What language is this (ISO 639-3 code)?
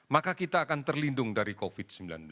ind